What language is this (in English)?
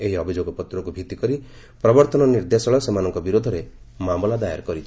Odia